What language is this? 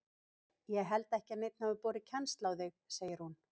Icelandic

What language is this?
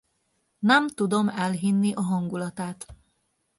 Hungarian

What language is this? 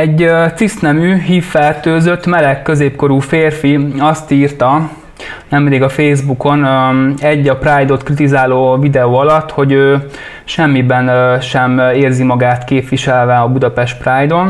Hungarian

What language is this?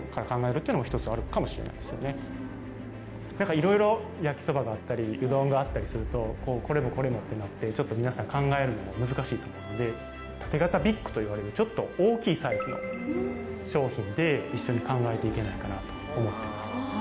Japanese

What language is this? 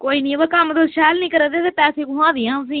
Dogri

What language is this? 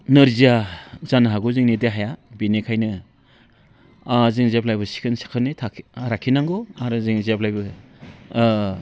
Bodo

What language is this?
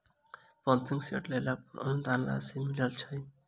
Maithili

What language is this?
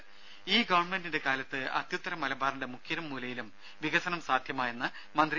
Malayalam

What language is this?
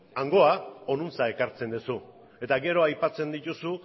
Basque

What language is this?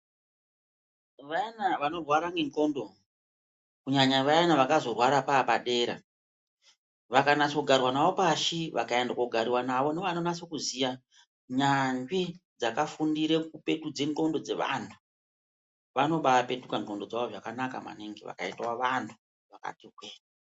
Ndau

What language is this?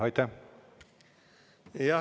Estonian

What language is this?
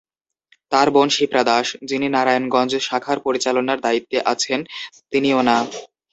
Bangla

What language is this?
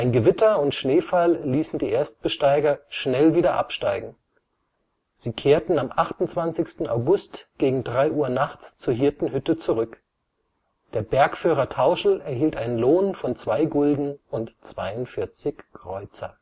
German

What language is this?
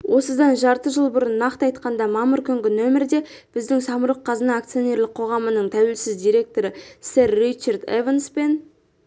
Kazakh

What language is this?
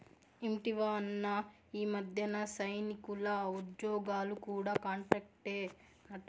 Telugu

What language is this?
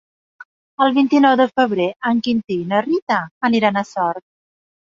Catalan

